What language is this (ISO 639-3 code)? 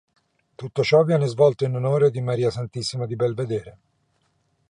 ita